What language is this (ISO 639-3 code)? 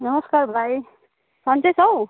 nep